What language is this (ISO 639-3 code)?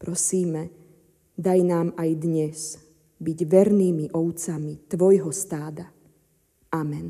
slk